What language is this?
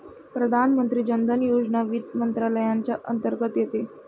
Marathi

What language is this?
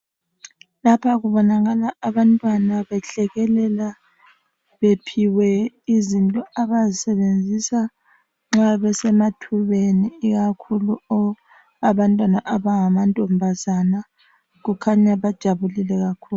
North Ndebele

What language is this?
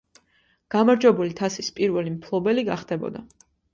Georgian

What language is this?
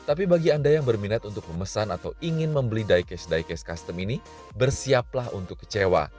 Indonesian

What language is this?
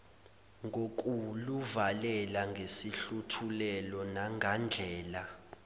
Zulu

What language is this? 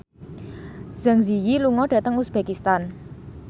Javanese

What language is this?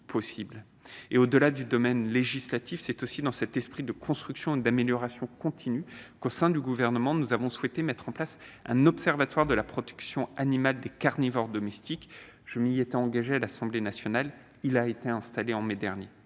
French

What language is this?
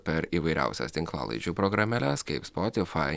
Lithuanian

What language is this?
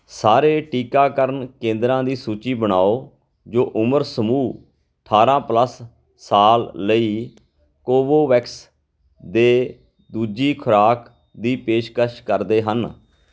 Punjabi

